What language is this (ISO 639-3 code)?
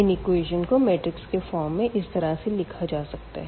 hin